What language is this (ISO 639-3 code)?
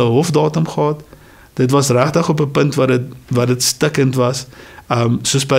nld